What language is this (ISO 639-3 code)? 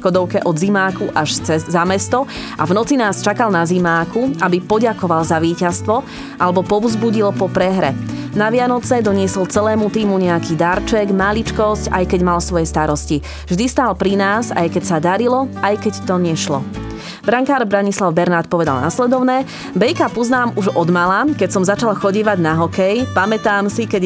slk